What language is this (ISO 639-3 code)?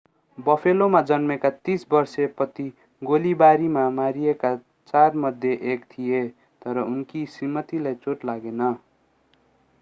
nep